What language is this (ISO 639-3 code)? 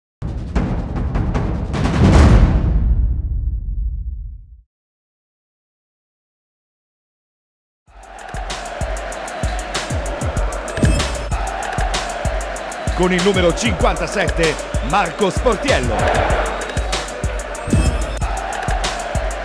ita